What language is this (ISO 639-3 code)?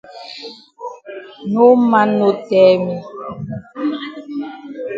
wes